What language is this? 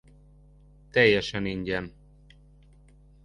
Hungarian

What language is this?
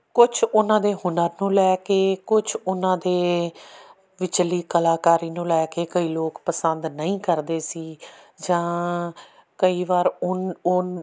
Punjabi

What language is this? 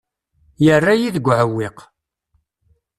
Kabyle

